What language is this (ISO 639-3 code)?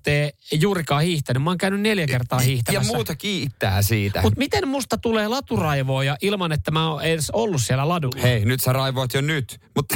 fin